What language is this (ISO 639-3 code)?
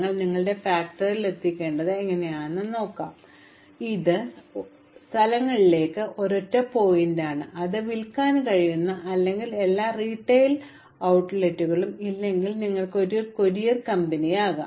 mal